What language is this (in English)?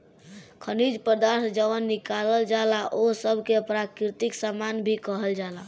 Bhojpuri